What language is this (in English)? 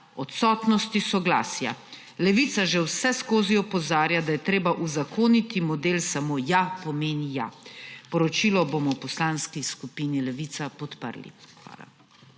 Slovenian